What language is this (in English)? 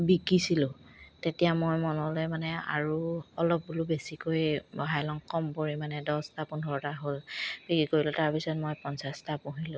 Assamese